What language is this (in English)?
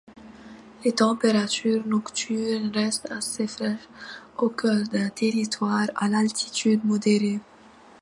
French